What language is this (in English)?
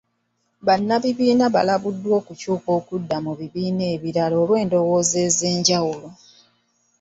Ganda